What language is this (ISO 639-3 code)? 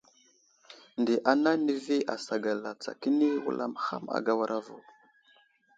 udl